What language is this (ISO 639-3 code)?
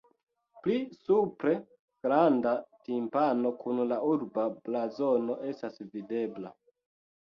epo